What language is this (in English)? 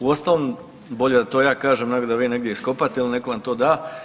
Croatian